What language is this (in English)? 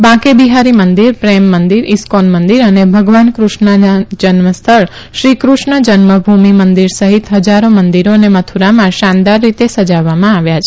Gujarati